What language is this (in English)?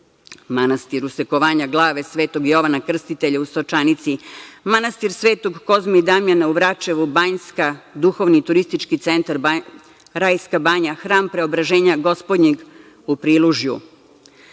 Serbian